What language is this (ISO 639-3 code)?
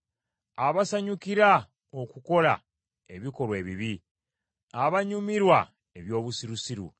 lug